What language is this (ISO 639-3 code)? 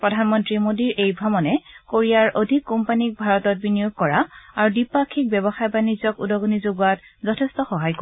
asm